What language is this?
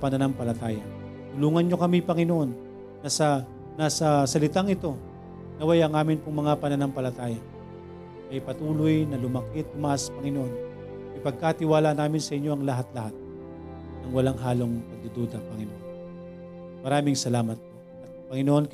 Filipino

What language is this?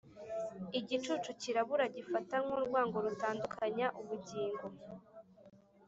Kinyarwanda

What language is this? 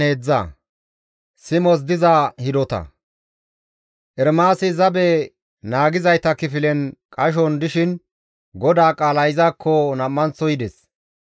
Gamo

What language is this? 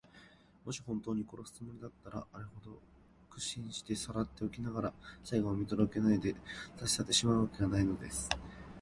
Japanese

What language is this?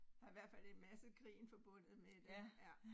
Danish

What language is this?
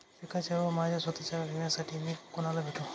Marathi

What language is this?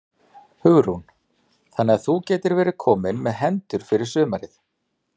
Icelandic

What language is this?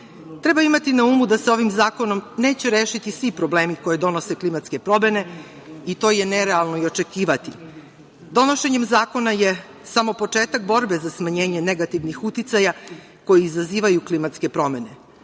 Serbian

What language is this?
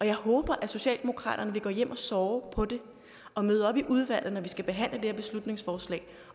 Danish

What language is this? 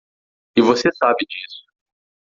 Portuguese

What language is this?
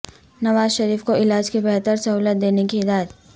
Urdu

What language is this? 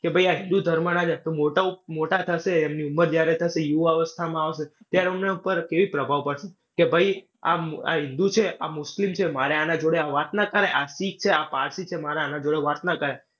Gujarati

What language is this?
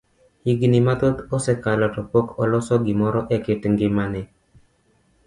Luo (Kenya and Tanzania)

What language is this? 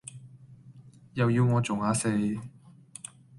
Cantonese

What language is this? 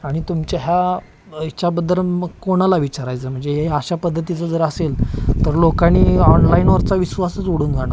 Marathi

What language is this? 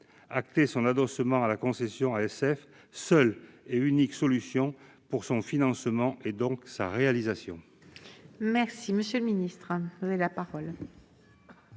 French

